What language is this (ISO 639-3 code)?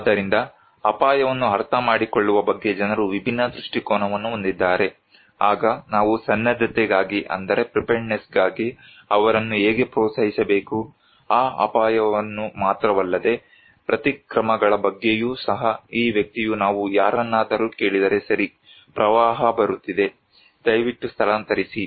kan